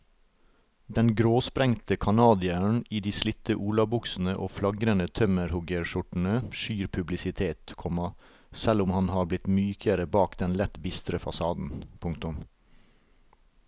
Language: Norwegian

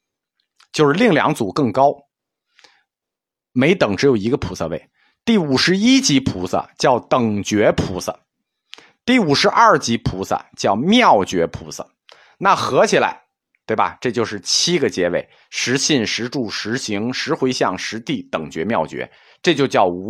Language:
Chinese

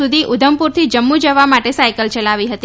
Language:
Gujarati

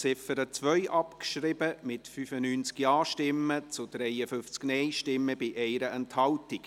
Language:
Swiss German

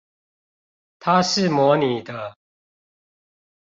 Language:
Chinese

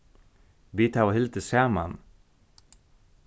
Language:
Faroese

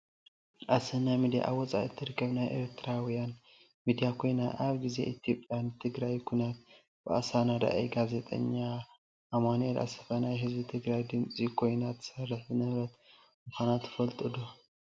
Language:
Tigrinya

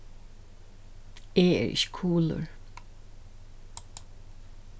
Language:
Faroese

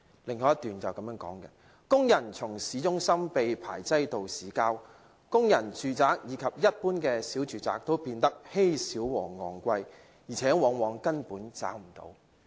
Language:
Cantonese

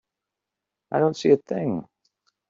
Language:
English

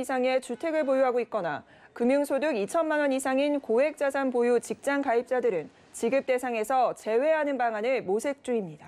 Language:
Korean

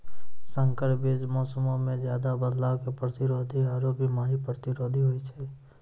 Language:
Maithili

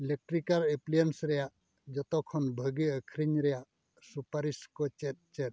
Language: Santali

